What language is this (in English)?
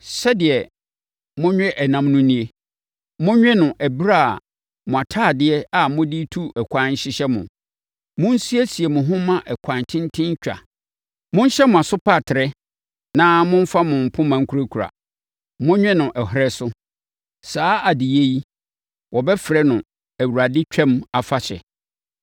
Akan